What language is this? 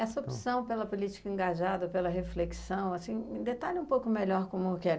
Portuguese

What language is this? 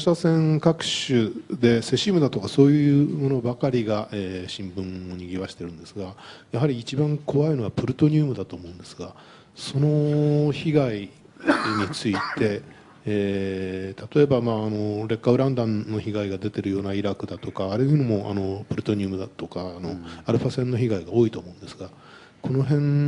Japanese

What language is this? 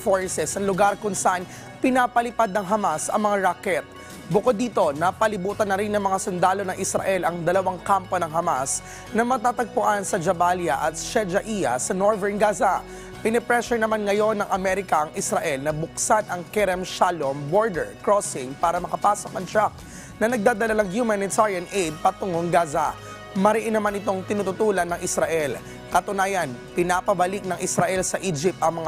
Filipino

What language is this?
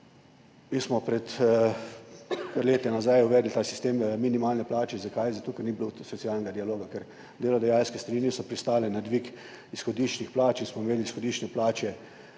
Slovenian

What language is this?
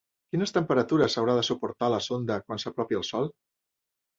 Catalan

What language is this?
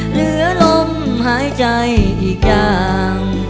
Thai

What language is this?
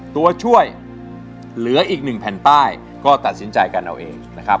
Thai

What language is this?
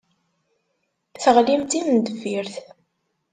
Kabyle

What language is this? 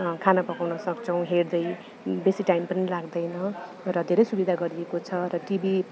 Nepali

